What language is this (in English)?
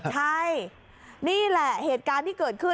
Thai